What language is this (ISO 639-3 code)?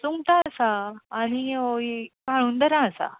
kok